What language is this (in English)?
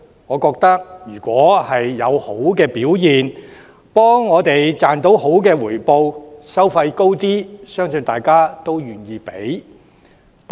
Cantonese